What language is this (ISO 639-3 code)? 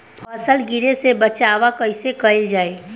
bho